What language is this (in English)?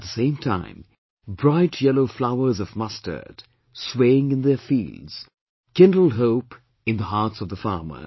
English